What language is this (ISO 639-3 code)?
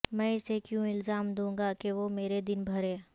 urd